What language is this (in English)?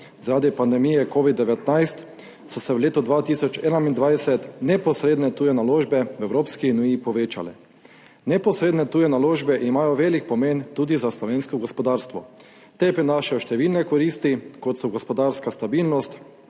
Slovenian